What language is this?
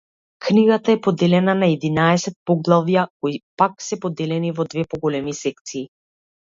Macedonian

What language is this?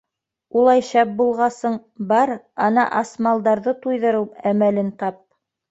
Bashkir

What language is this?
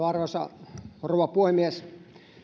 Finnish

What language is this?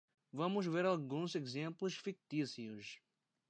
Portuguese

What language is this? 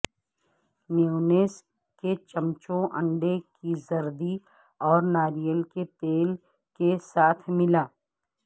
Urdu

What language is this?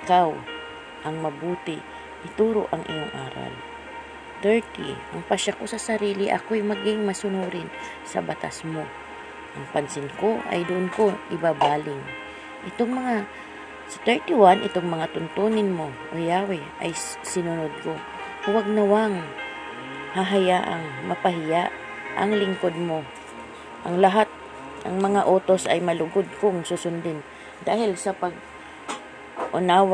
Filipino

